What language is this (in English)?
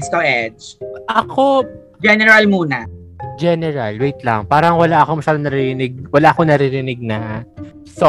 Filipino